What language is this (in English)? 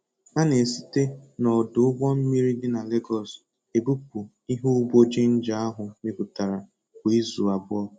Igbo